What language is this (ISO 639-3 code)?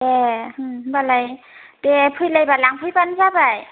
brx